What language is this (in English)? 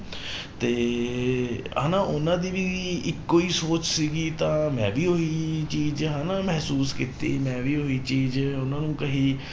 Punjabi